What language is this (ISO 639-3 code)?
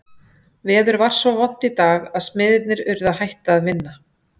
isl